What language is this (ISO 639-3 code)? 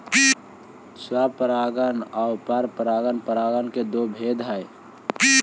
mag